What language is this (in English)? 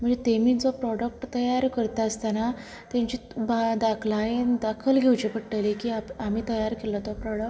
Konkani